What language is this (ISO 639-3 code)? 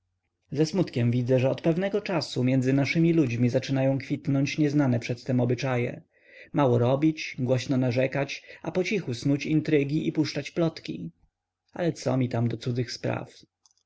pol